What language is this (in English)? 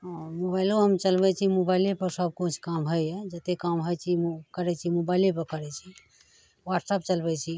Maithili